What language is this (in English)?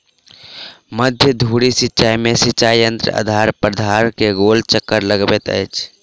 Maithili